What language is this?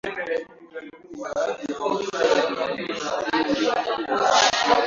Swahili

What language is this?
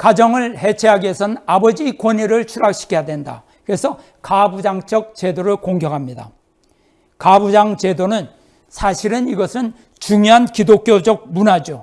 Korean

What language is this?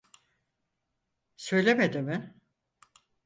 Turkish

